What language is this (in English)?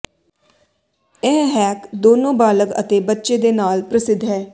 Punjabi